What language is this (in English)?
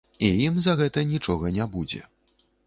Belarusian